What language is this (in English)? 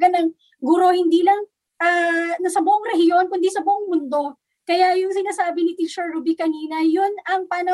Filipino